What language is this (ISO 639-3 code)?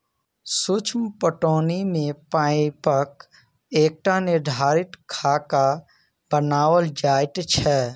mai